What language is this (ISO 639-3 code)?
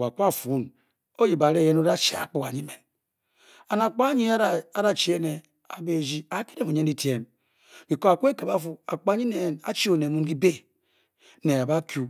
bky